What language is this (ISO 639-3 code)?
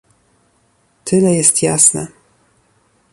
pol